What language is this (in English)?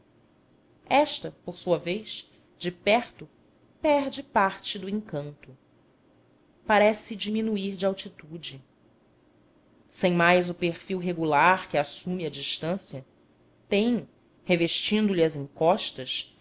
Portuguese